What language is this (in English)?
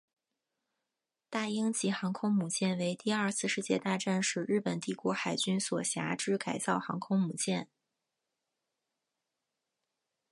Chinese